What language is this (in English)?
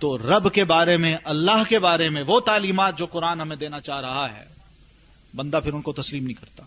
Urdu